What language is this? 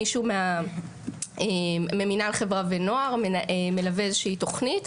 Hebrew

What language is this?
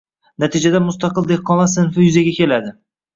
Uzbek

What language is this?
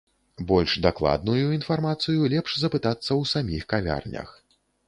Belarusian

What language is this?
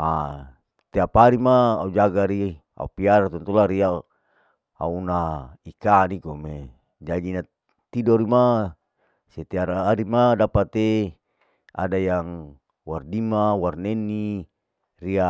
Larike-Wakasihu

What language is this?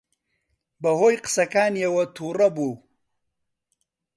Central Kurdish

